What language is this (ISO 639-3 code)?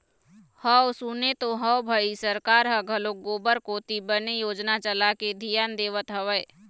hne